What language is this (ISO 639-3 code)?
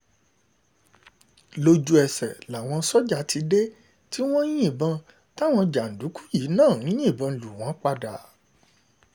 yor